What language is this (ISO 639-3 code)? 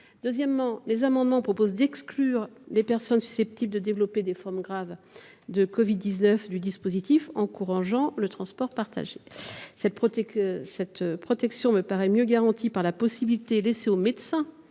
fra